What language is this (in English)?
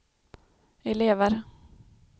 Swedish